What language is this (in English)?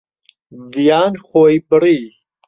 Central Kurdish